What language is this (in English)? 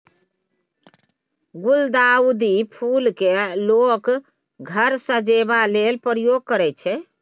Maithili